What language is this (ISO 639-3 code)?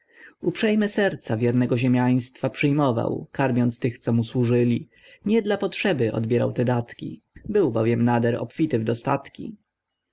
pol